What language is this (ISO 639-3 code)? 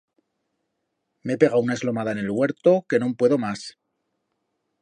arg